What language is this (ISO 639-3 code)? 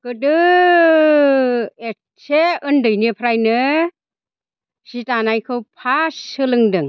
brx